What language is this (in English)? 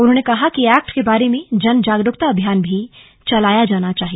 Hindi